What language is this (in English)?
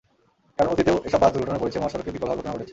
Bangla